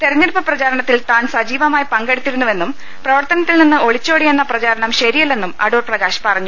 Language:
Malayalam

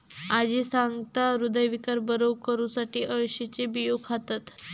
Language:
Marathi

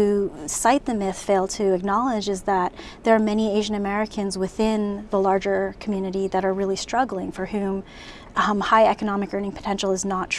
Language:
English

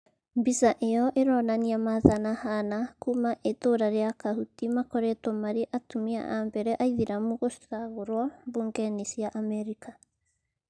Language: Kikuyu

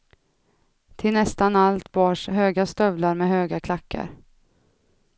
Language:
Swedish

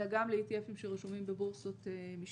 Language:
Hebrew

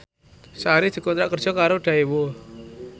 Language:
Javanese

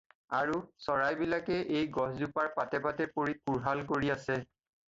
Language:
Assamese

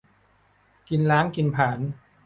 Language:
Thai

